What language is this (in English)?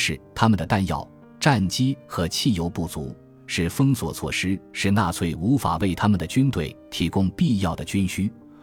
Chinese